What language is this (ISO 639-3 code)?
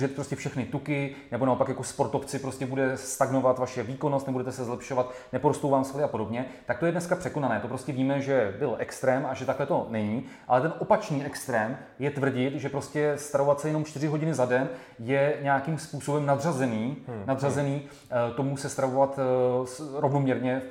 ces